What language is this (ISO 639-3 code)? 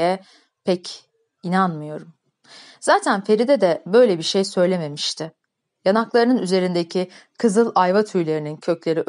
tur